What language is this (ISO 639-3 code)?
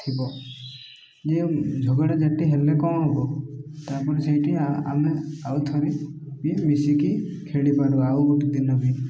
ori